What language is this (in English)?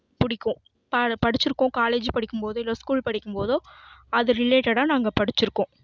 Tamil